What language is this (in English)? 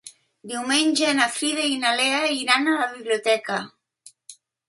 Catalan